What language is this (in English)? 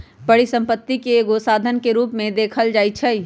Magahi